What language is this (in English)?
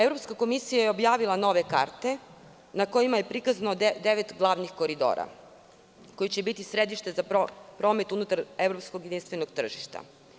Serbian